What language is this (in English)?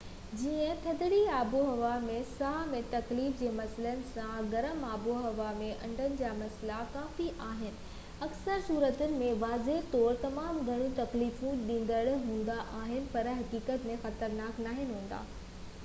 Sindhi